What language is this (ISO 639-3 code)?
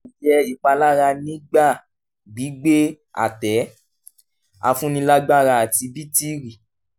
yor